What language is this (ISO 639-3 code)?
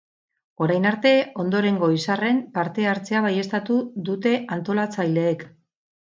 eus